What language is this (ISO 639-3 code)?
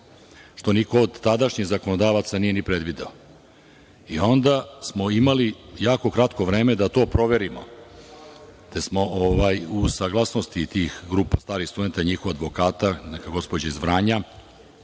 srp